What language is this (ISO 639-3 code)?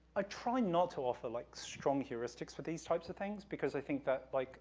eng